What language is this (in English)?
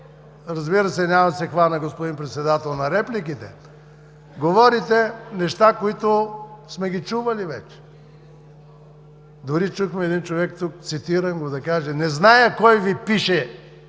Bulgarian